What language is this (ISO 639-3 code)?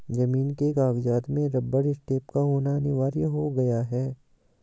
hin